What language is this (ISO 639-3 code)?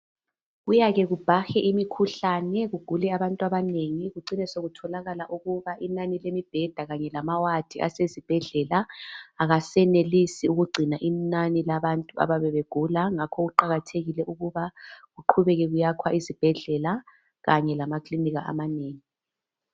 nde